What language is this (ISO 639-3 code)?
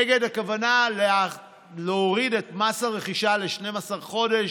heb